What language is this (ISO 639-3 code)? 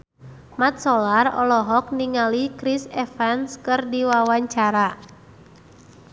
sun